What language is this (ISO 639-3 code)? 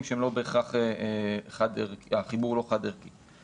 heb